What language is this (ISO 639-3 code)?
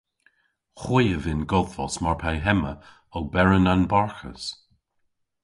cor